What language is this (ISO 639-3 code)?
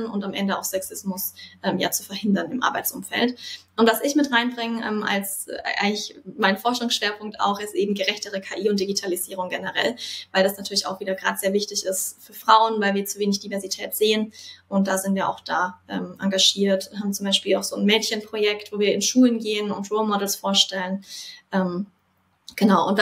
deu